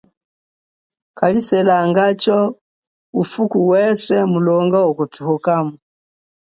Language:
Chokwe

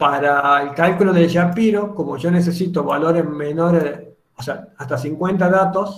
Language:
Spanish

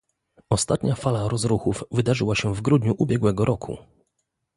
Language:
Polish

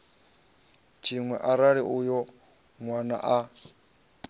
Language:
Venda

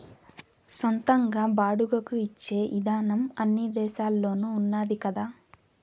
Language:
Telugu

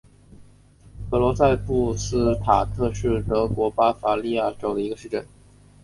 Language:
Chinese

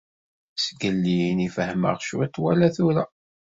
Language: Kabyle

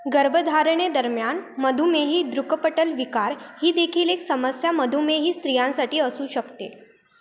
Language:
Marathi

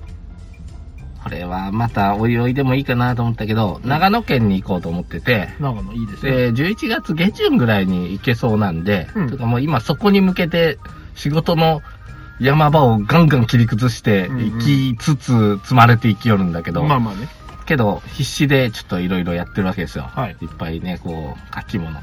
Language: Japanese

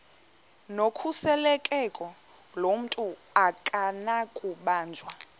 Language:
Xhosa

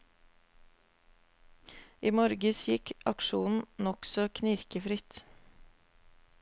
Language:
Norwegian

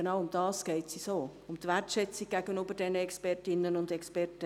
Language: Swiss German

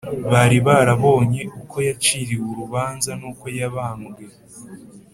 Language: Kinyarwanda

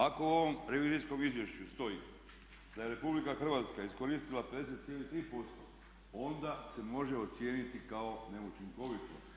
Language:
Croatian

